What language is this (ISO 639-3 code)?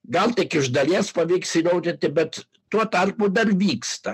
lit